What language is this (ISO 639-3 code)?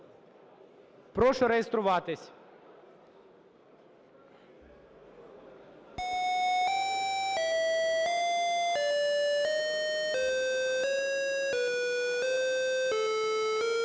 ukr